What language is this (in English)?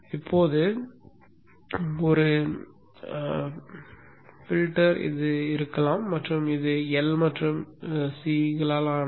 Tamil